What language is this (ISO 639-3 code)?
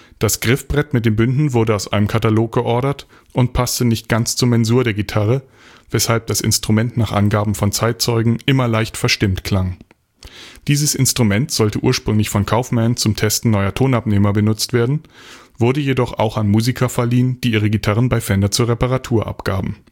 deu